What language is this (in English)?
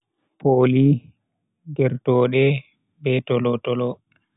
Bagirmi Fulfulde